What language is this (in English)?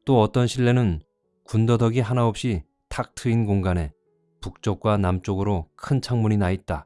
Korean